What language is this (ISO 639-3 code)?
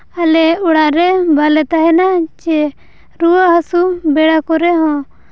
sat